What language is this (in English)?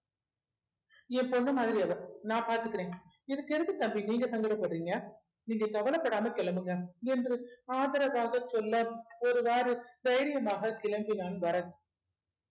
Tamil